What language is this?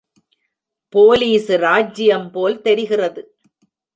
Tamil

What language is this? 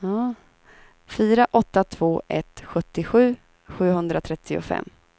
Swedish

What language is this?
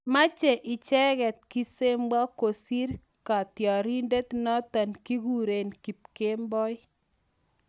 Kalenjin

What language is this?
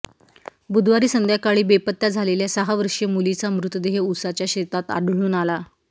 Marathi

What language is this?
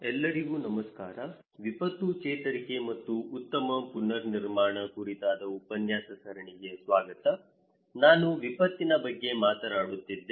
Kannada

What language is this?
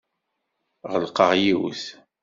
Kabyle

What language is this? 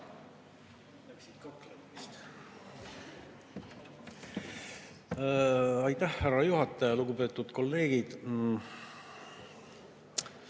Estonian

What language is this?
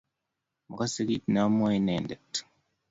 Kalenjin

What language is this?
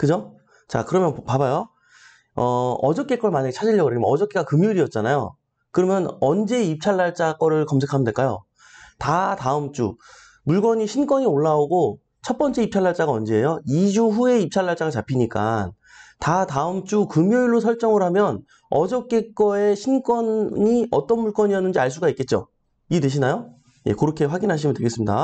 Korean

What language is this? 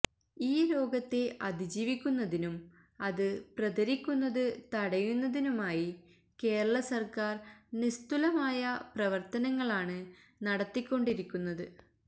Malayalam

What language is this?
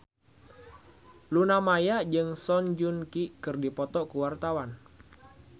Sundanese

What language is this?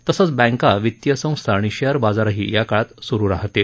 Marathi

